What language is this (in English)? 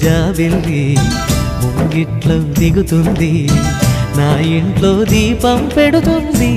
Telugu